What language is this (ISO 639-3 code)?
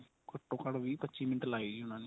pan